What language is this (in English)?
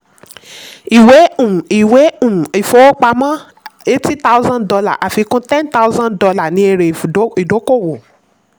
Yoruba